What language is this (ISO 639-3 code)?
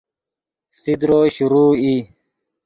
ydg